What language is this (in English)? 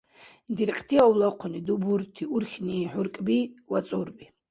Dargwa